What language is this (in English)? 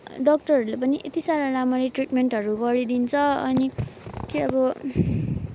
Nepali